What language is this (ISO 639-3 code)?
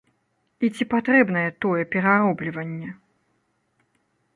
bel